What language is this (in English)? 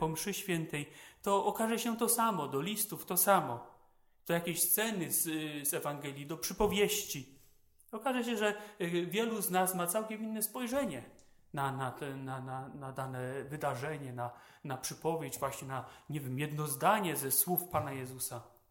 Polish